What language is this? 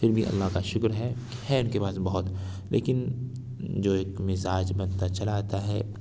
Urdu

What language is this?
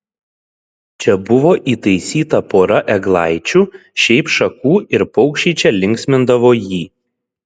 Lithuanian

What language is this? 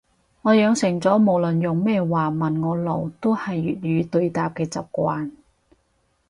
Cantonese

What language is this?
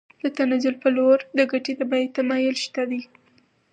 Pashto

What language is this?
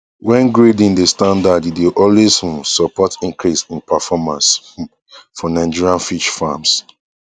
Nigerian Pidgin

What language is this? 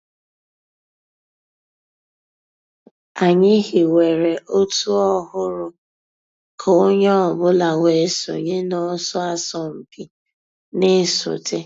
Igbo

